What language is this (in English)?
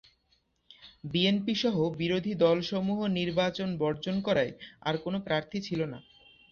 Bangla